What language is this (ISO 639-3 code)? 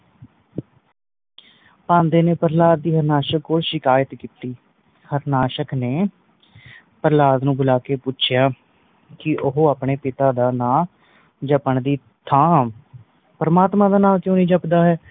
pan